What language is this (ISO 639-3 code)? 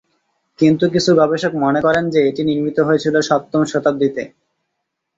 ben